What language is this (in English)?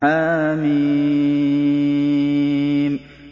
Arabic